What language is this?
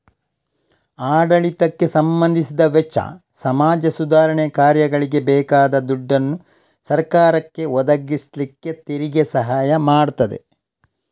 Kannada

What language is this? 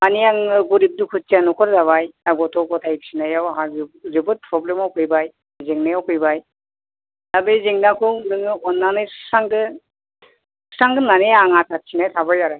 Bodo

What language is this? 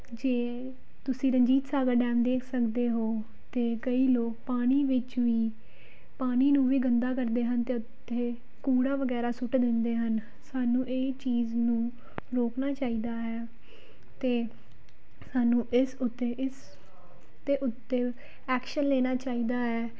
Punjabi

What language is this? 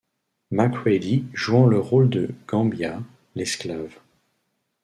French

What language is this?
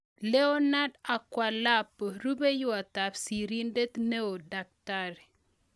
Kalenjin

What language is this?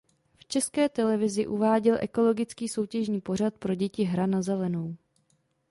Czech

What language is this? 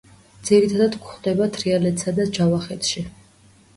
Georgian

